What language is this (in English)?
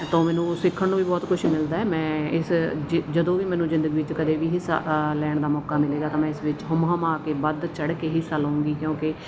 Punjabi